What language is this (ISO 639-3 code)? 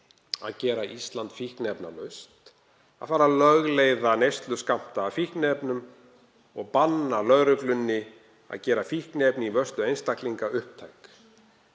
isl